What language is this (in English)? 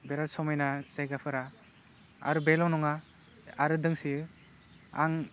Bodo